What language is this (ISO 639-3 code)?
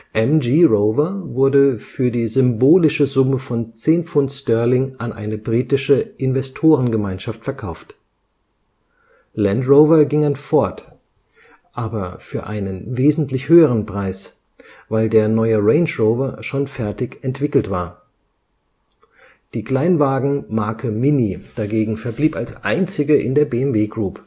deu